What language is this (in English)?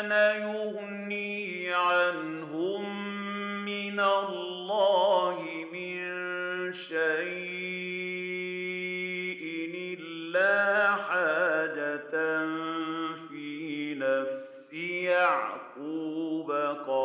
Arabic